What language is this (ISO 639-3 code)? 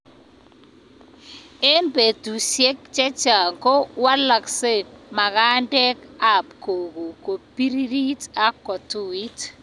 kln